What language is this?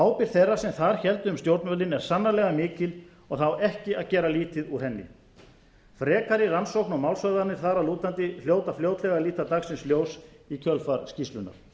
Icelandic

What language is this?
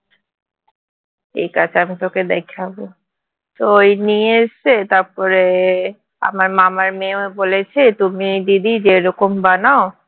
Bangla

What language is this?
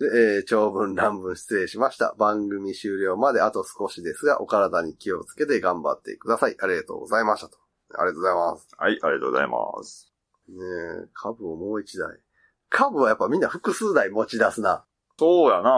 Japanese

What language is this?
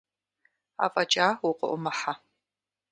Kabardian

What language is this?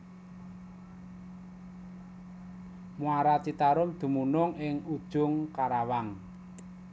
Javanese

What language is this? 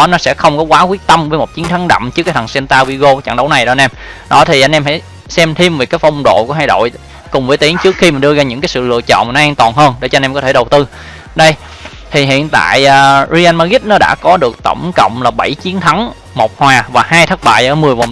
Vietnamese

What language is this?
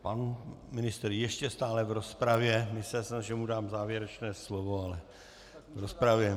Czech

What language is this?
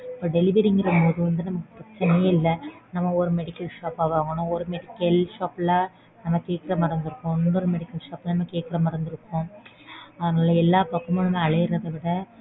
Tamil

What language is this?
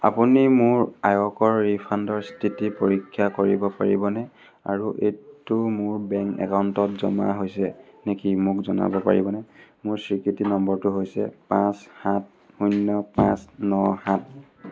Assamese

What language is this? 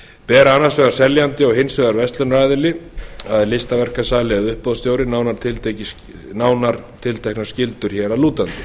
Icelandic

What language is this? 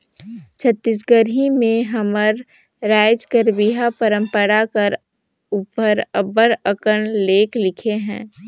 Chhattisgarhi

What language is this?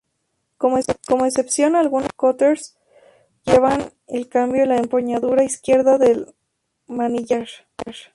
Spanish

